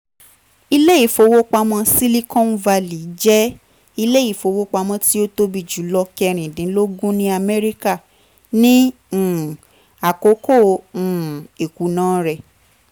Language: Yoruba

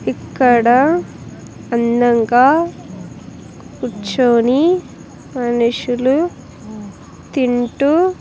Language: Telugu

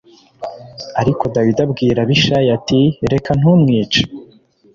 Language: Kinyarwanda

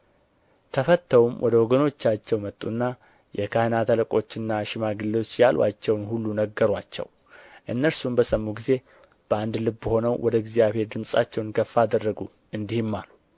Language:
Amharic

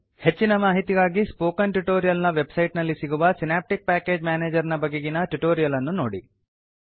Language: Kannada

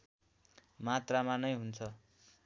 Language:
Nepali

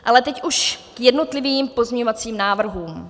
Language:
Czech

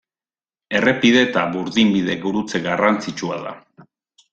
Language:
Basque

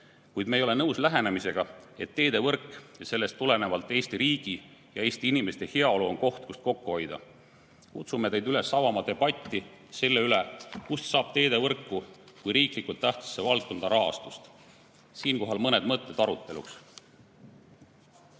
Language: Estonian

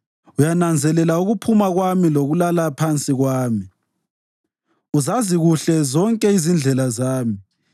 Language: North Ndebele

